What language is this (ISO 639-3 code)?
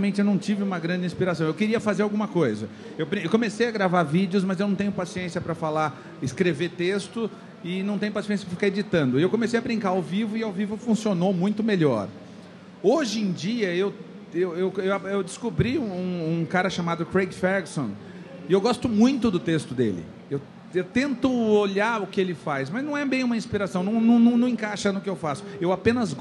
por